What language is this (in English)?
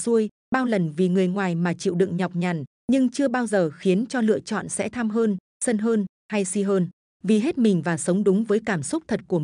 Vietnamese